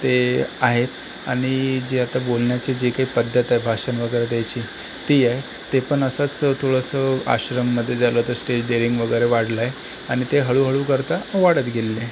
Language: Marathi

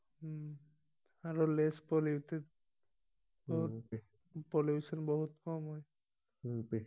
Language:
Assamese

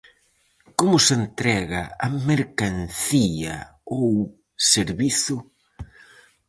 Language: Galician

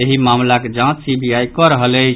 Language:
Maithili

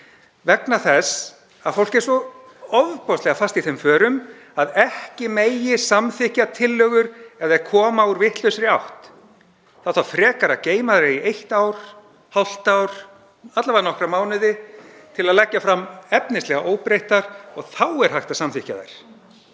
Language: Icelandic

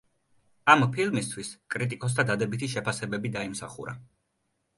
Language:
Georgian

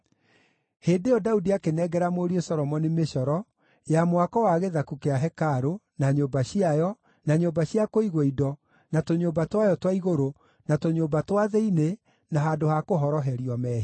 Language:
Kikuyu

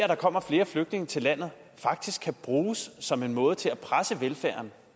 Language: Danish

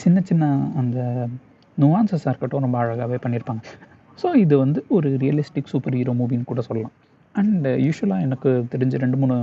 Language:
Tamil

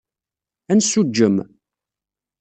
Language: Kabyle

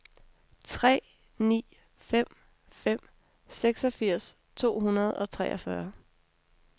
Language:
Danish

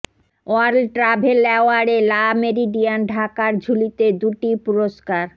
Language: Bangla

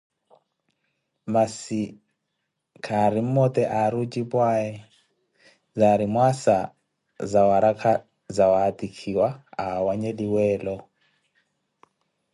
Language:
Koti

